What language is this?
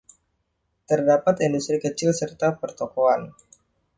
Indonesian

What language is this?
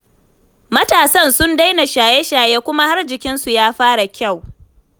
Hausa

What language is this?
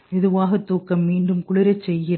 Tamil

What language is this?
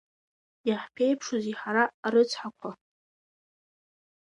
Abkhazian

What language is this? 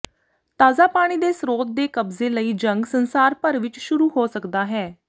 Punjabi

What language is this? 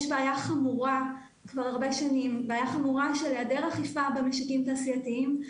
Hebrew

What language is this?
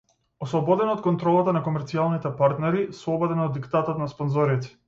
Macedonian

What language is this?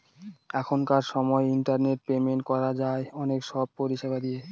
Bangla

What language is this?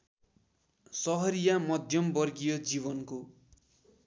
Nepali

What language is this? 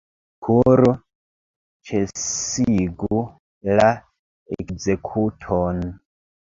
Esperanto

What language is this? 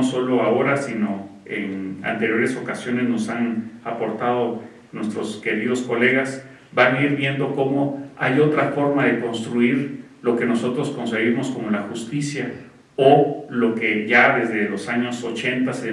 Spanish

